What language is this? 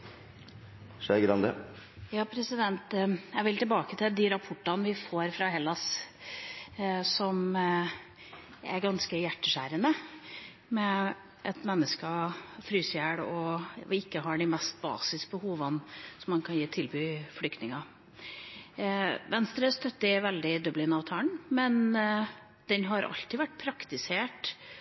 Norwegian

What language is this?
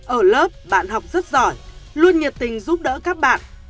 Vietnamese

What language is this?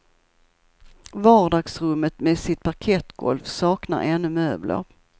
Swedish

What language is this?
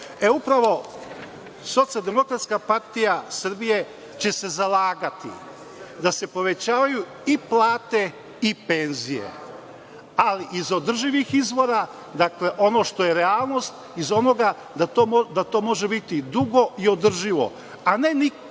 Serbian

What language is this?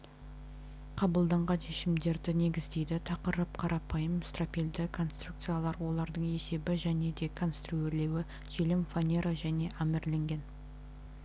Kazakh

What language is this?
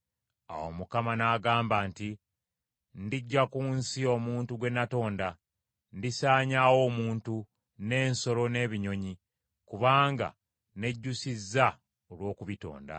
Ganda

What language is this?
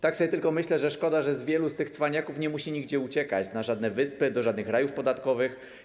Polish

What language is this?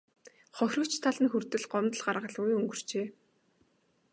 Mongolian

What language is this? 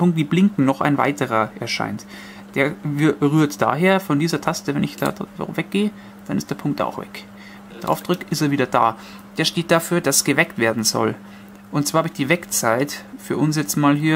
German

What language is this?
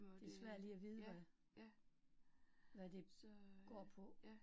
Danish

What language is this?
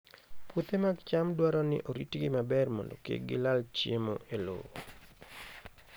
Luo (Kenya and Tanzania)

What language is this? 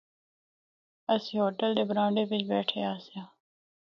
Northern Hindko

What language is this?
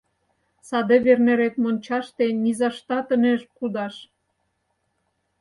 Mari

